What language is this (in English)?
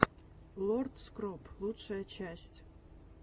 Russian